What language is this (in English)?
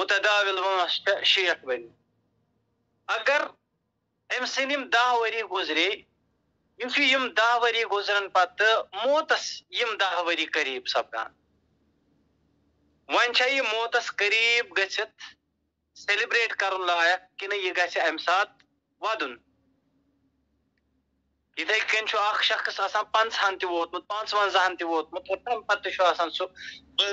Arabic